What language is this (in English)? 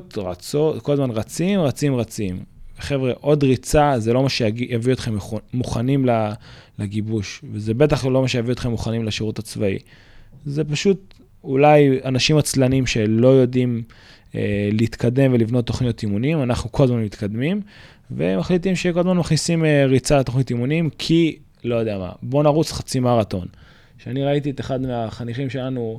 Hebrew